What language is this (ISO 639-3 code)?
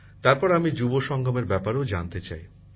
ben